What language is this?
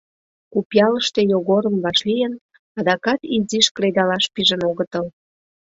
Mari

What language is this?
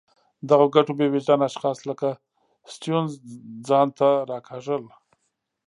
Pashto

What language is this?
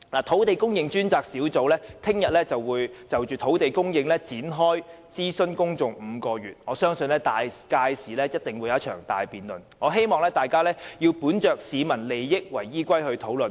Cantonese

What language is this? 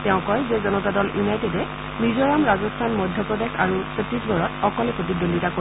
Assamese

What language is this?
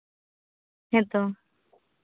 Santali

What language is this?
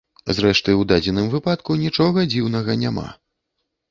Belarusian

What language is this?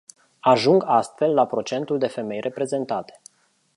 Romanian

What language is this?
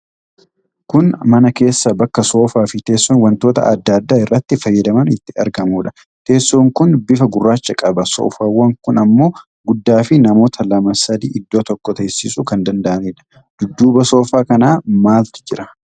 Oromo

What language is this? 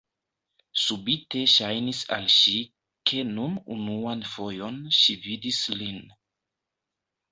Esperanto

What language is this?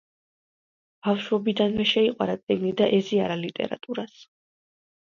Georgian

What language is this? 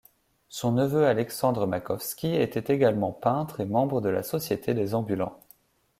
French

